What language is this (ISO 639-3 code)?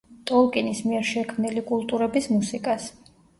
kat